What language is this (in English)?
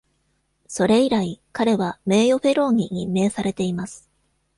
Japanese